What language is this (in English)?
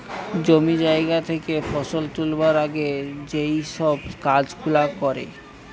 Bangla